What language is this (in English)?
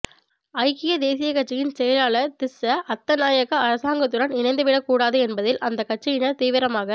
Tamil